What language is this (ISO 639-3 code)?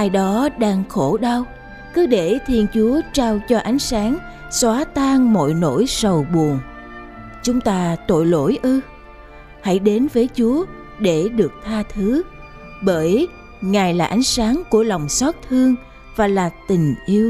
vie